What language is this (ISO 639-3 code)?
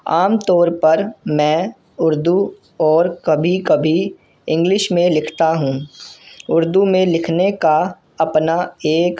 urd